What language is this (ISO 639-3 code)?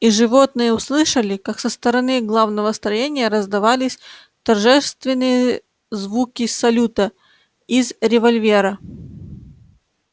rus